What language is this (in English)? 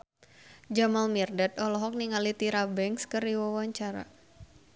Sundanese